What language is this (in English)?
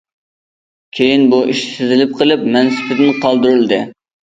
Uyghur